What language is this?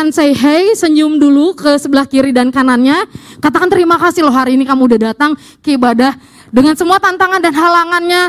Indonesian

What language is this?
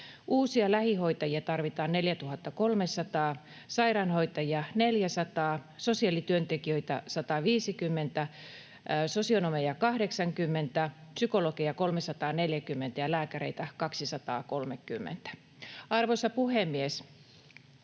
Finnish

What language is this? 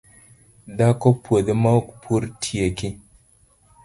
Luo (Kenya and Tanzania)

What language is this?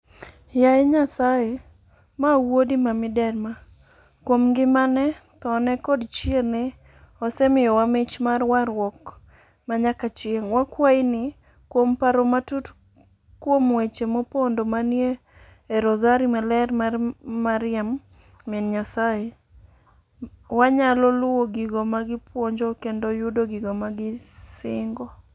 Luo (Kenya and Tanzania)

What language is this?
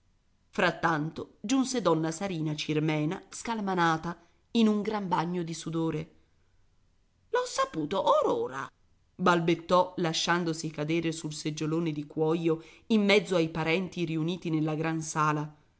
Italian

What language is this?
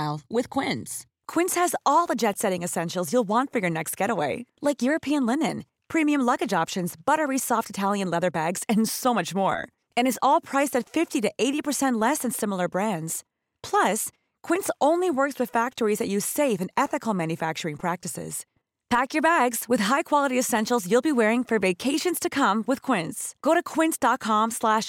Filipino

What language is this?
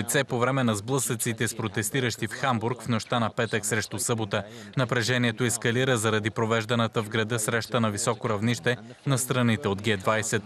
Bulgarian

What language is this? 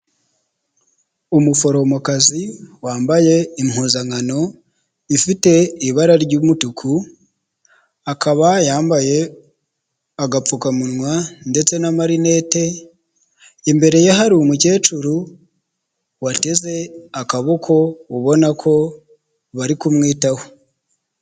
Kinyarwanda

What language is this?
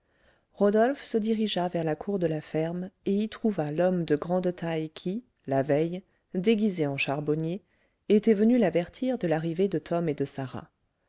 French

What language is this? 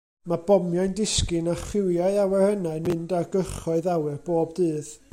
Welsh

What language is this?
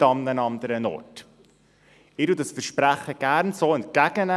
Swiss German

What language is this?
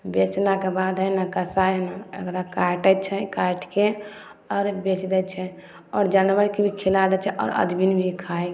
Maithili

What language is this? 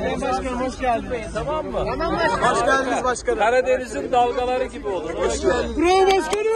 Turkish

